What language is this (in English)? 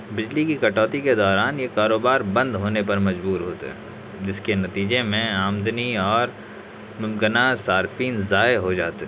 Urdu